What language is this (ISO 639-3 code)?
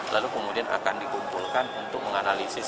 ind